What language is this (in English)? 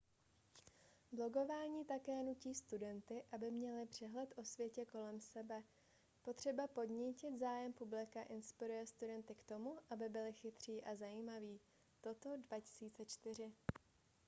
Czech